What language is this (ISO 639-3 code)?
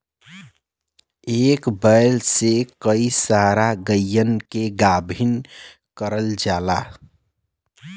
bho